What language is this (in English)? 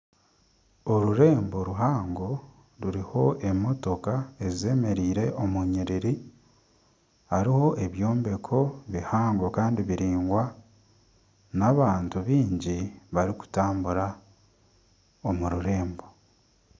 Nyankole